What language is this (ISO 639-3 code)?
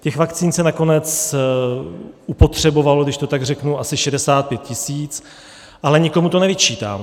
ces